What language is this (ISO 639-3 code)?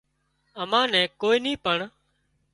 kxp